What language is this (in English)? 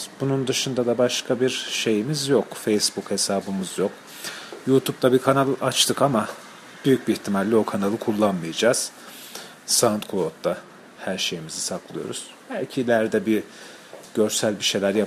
Turkish